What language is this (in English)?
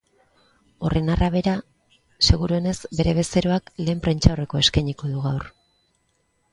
Basque